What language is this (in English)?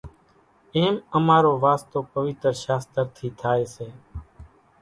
Kachi Koli